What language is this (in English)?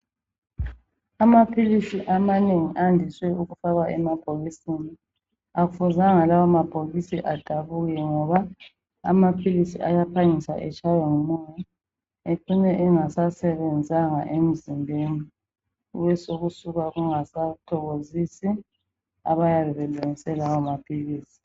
North Ndebele